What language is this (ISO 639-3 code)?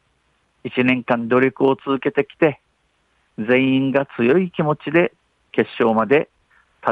jpn